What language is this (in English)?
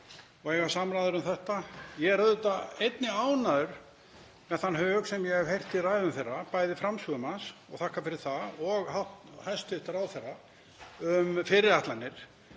Icelandic